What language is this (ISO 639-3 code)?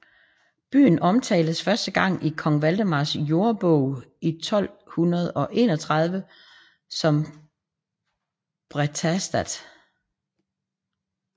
dan